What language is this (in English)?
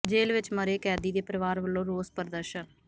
Punjabi